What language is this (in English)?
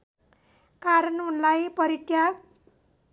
Nepali